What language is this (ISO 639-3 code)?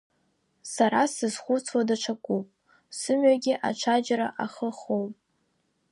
abk